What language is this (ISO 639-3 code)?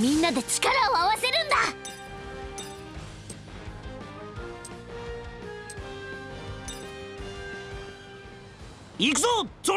jpn